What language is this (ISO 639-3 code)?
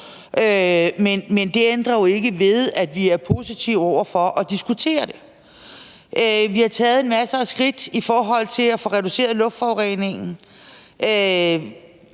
dan